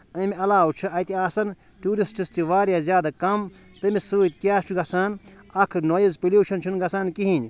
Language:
Kashmiri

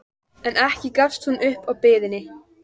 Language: Icelandic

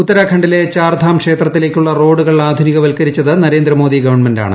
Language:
Malayalam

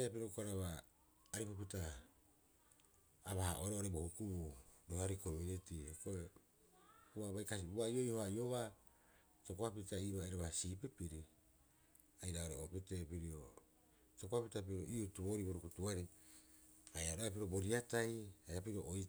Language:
Rapoisi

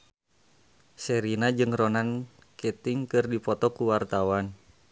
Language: Sundanese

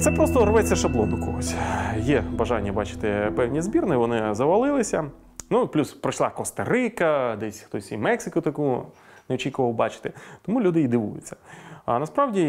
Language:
Ukrainian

